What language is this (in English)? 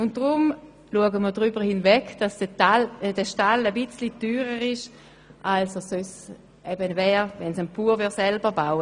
Swiss German